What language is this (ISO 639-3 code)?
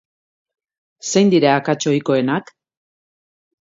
eus